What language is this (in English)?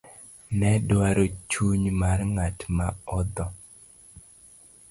Luo (Kenya and Tanzania)